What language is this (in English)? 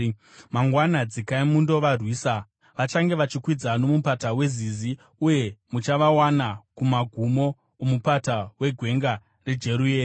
Shona